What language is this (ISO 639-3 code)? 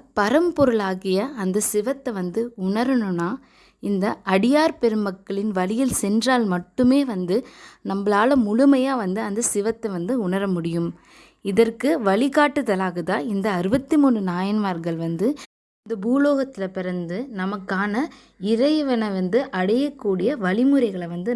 kor